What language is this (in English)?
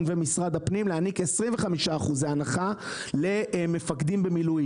Hebrew